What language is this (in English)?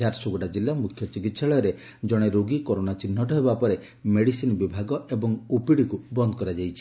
Odia